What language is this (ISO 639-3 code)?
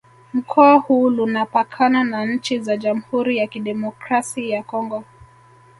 swa